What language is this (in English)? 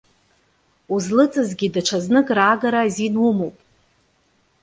Abkhazian